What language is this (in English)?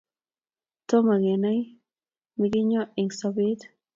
Kalenjin